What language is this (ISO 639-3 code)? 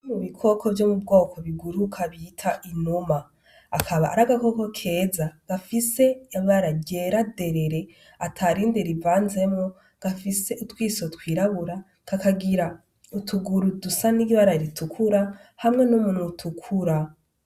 run